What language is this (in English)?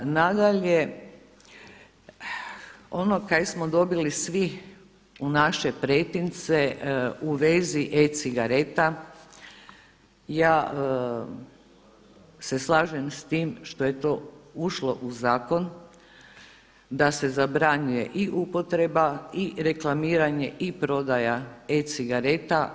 Croatian